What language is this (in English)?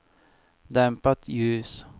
Swedish